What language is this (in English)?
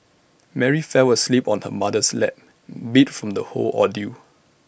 English